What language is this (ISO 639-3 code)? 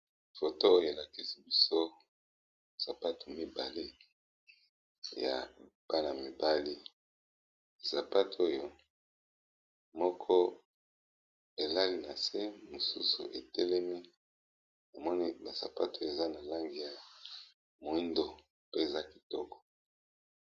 lin